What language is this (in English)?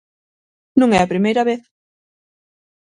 Galician